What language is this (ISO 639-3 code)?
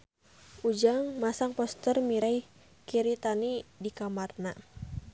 sun